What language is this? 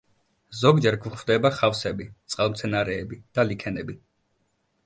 Georgian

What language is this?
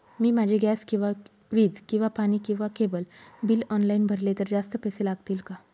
Marathi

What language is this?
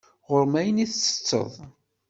Kabyle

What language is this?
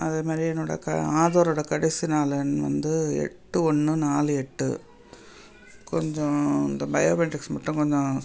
Tamil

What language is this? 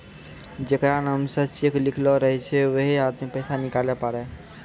Maithili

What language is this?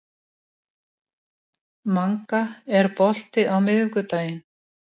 Icelandic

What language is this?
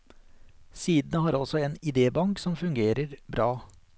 Norwegian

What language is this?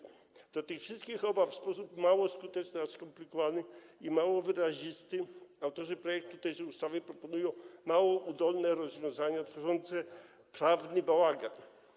Polish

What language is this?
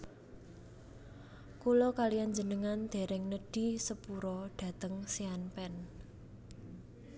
Javanese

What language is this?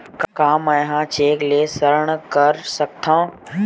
Chhattisgarhi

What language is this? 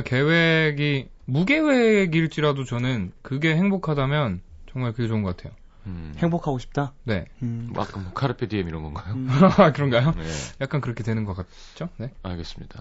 Korean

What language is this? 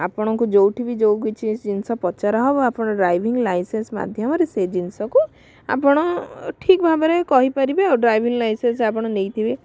Odia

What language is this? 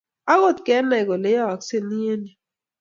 Kalenjin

